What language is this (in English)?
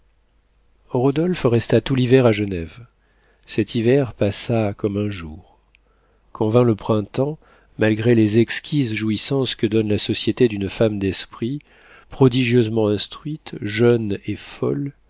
French